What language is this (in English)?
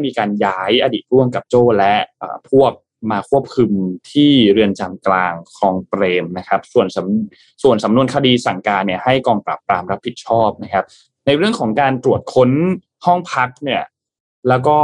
Thai